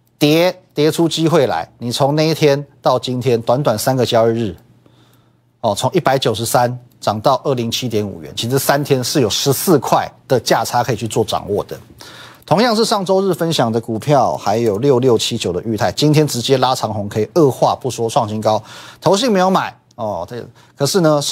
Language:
Chinese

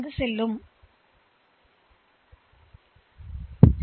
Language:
Tamil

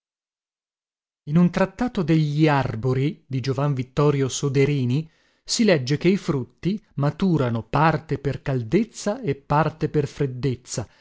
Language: Italian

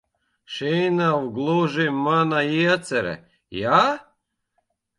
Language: Latvian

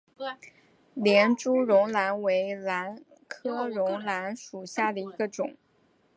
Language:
Chinese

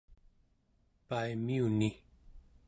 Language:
Central Yupik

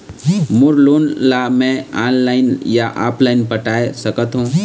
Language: Chhattisgarhi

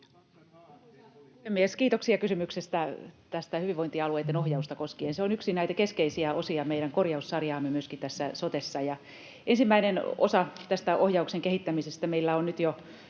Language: Finnish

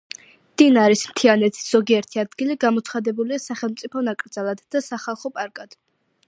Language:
Georgian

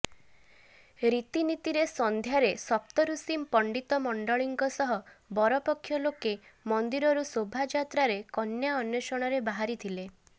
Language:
Odia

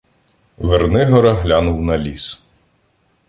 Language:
Ukrainian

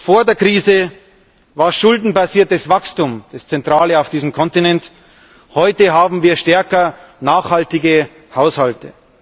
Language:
German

